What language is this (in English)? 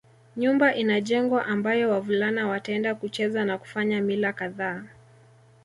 Swahili